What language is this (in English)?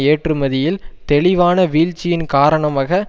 Tamil